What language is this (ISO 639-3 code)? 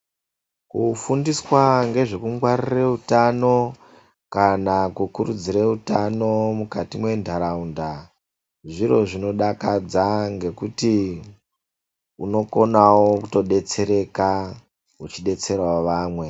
ndc